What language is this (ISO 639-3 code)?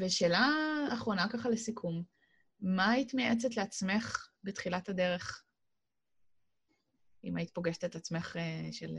heb